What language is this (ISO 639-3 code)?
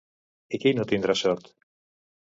cat